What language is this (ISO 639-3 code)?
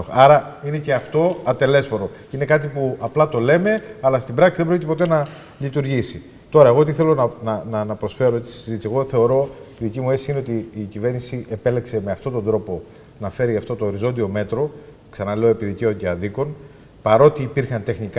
ell